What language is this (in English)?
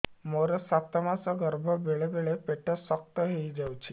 Odia